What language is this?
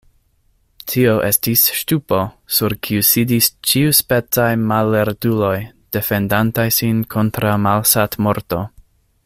Esperanto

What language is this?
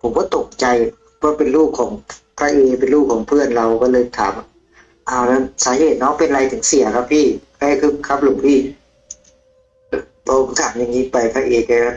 Thai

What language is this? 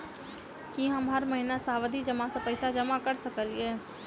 Maithili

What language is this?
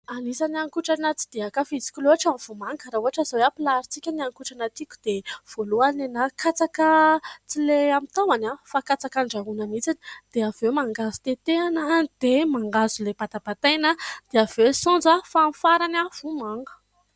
Malagasy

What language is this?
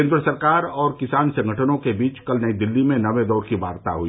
Hindi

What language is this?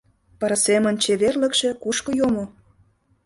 Mari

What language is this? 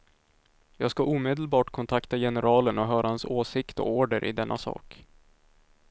Swedish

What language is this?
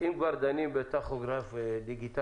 Hebrew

